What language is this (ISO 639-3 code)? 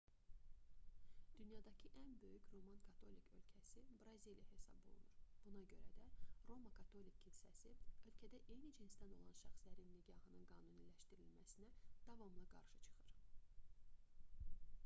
aze